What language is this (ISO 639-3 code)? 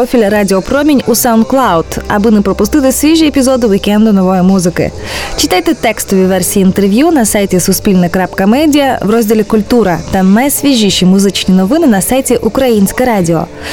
ukr